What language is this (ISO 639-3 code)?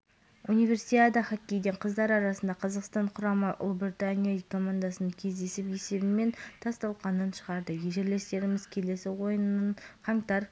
kaz